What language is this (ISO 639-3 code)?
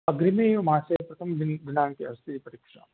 san